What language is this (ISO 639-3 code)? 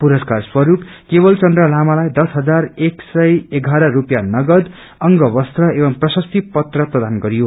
nep